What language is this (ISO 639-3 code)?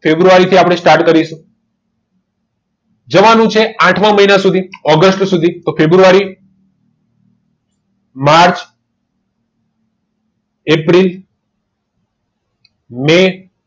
guj